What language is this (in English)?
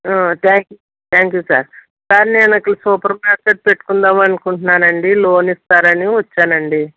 Telugu